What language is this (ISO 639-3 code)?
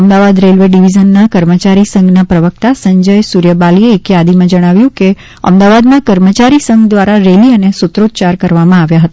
guj